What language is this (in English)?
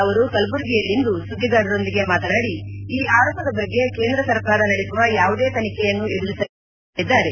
Kannada